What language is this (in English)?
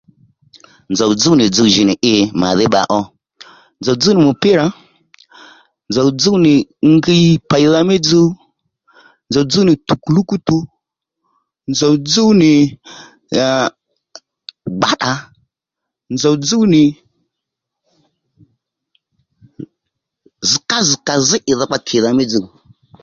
Lendu